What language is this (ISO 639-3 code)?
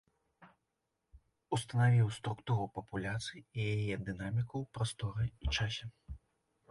bel